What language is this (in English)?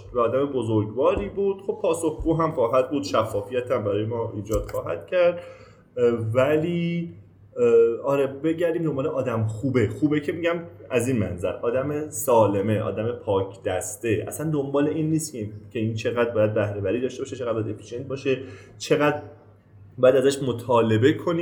Persian